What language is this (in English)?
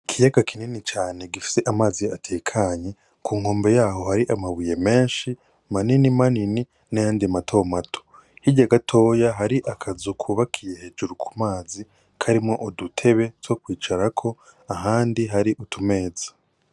Rundi